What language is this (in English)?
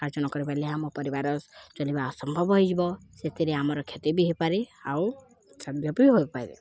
Odia